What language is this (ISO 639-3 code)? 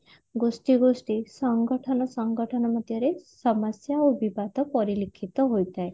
ori